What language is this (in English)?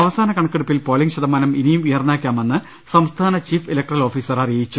Malayalam